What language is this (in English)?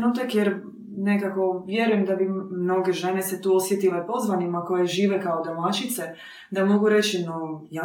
Croatian